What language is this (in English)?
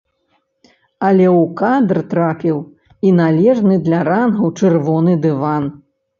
Belarusian